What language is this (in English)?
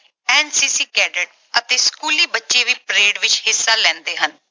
Punjabi